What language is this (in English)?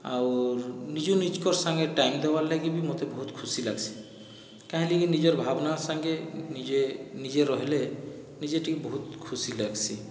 Odia